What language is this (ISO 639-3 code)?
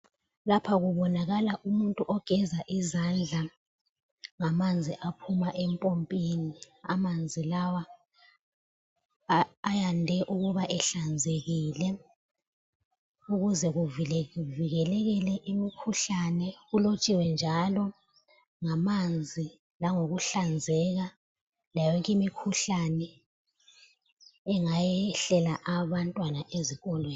nde